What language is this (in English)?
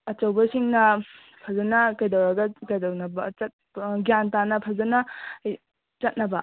Manipuri